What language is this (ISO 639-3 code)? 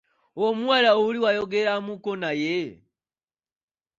lug